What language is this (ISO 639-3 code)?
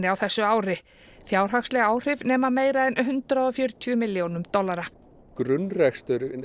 isl